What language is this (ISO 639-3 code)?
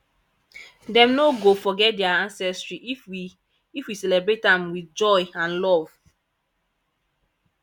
pcm